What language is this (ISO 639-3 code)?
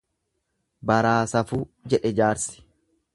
orm